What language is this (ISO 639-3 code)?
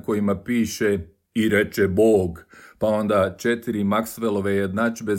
hrv